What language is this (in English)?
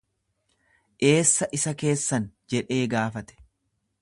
Oromo